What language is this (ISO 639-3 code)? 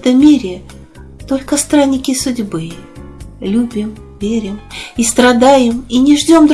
rus